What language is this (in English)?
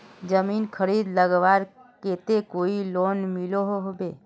Magahi